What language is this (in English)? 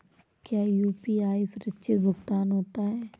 Hindi